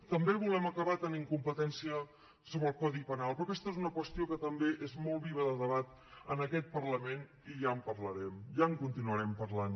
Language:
Catalan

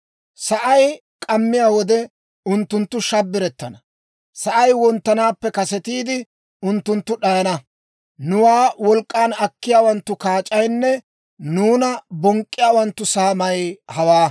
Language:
Dawro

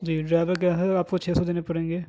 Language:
Urdu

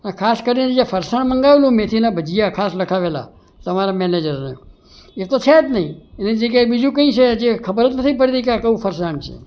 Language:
Gujarati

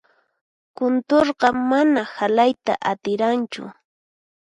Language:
Puno Quechua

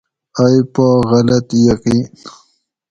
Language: Gawri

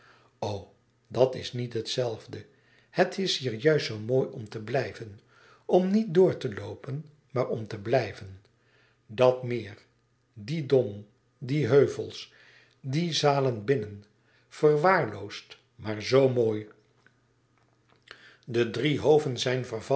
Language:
Dutch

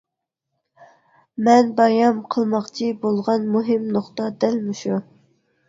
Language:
Uyghur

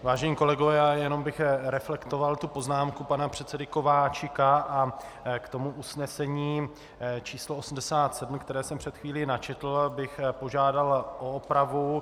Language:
Czech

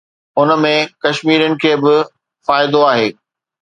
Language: Sindhi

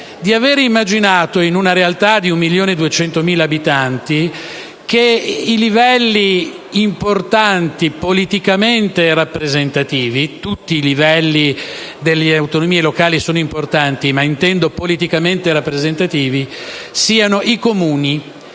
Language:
Italian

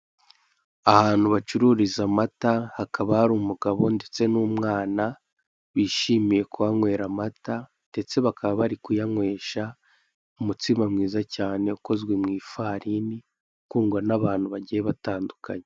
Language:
Kinyarwanda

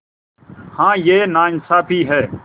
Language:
Hindi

